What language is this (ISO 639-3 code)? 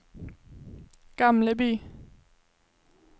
swe